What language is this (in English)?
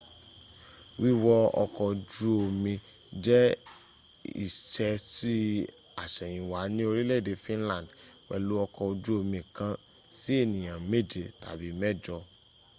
Yoruba